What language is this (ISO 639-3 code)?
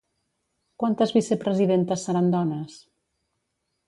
cat